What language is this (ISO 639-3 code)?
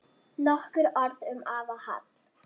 isl